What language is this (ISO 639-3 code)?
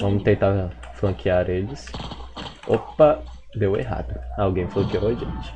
por